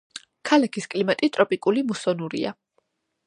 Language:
Georgian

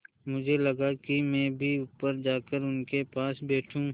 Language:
Hindi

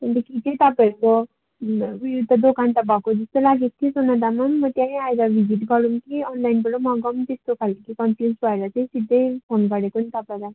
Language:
Nepali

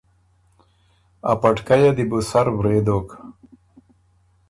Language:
Ormuri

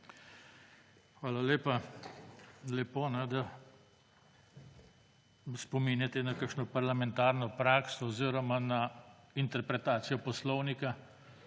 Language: Slovenian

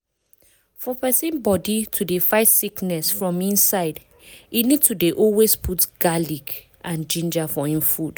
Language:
Nigerian Pidgin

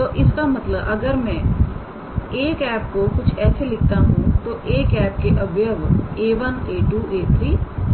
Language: Hindi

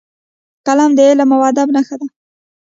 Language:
Pashto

